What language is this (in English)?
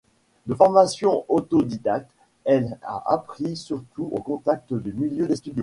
French